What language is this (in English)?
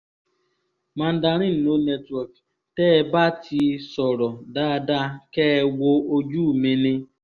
Yoruba